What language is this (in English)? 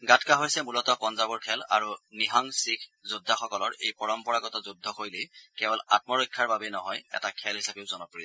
Assamese